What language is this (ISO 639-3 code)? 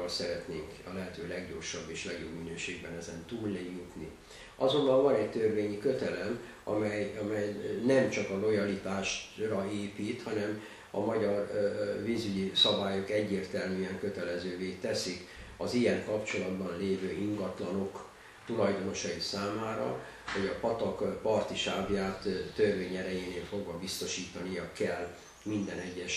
hun